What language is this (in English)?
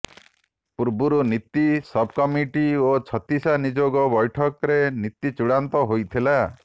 Odia